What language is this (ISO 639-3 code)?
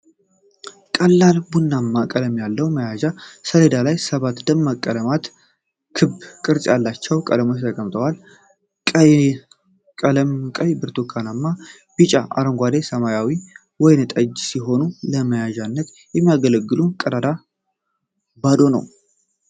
amh